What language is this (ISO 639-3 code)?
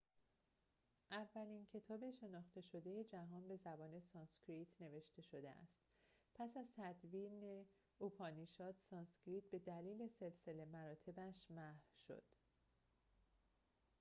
fas